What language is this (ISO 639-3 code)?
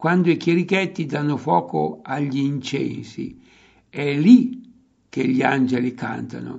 ita